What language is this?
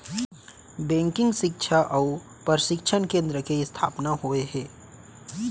Chhattisgarhi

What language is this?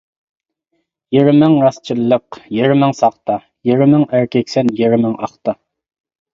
Uyghur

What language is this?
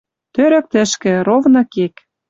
Western Mari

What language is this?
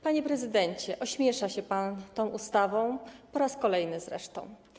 Polish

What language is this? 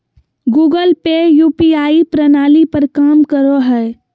Magahi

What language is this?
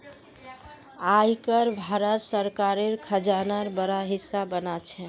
Magahi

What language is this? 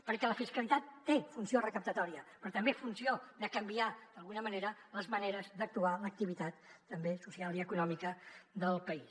Catalan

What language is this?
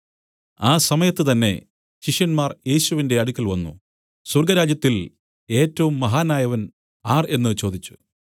Malayalam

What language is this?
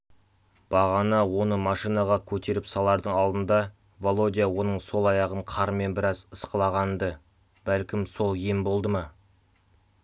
Kazakh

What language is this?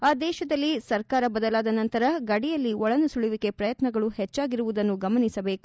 Kannada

